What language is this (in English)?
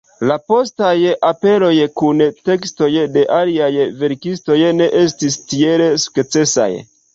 Esperanto